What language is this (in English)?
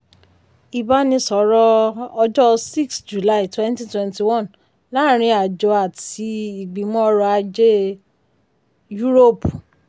Yoruba